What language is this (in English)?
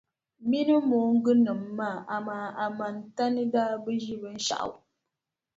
Dagbani